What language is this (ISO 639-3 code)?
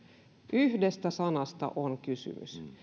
fin